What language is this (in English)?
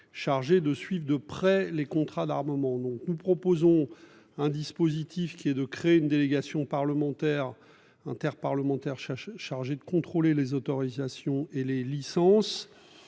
French